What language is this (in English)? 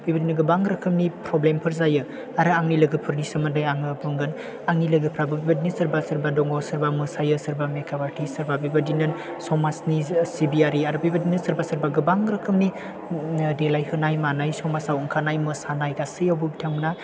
Bodo